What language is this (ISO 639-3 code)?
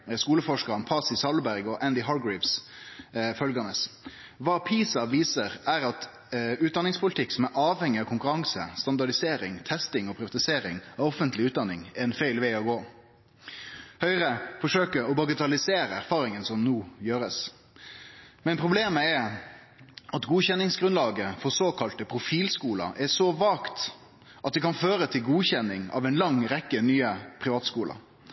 nno